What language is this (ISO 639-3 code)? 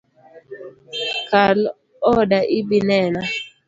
luo